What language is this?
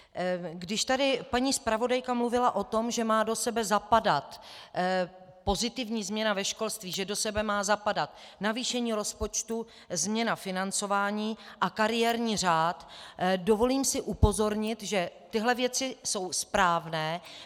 Czech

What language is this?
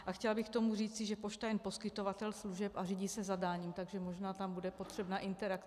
Czech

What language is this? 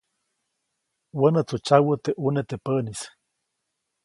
Copainalá Zoque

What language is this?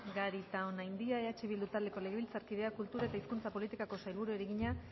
Basque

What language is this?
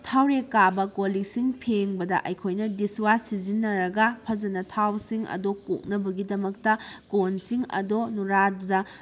Manipuri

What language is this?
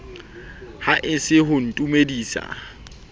Southern Sotho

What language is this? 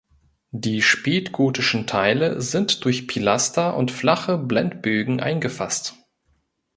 German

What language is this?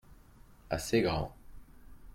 French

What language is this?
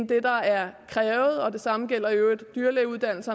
Danish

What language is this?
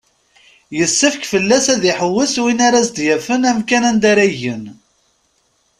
Kabyle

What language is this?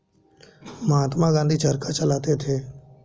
Hindi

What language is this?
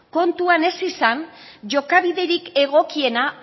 Basque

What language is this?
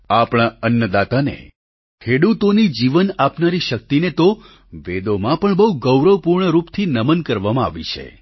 Gujarati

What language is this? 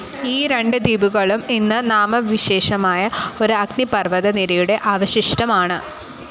Malayalam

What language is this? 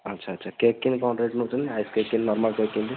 Odia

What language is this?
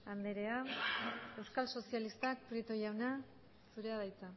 Basque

